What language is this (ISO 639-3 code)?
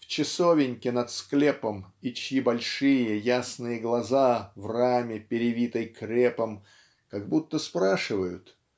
rus